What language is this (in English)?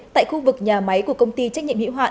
Vietnamese